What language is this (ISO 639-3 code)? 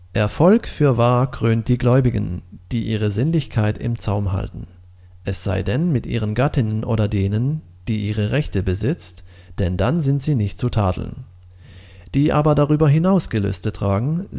deu